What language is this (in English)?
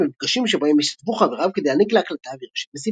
Hebrew